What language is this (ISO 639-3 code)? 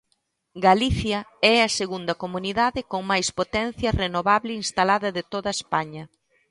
glg